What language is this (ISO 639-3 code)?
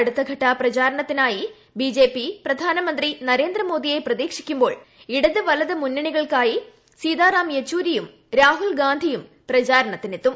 mal